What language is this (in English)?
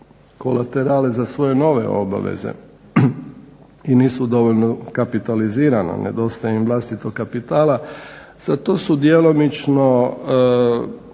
Croatian